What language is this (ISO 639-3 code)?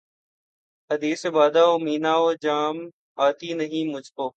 urd